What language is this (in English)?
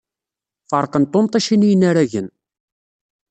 Kabyle